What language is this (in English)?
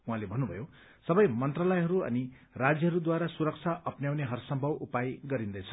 Nepali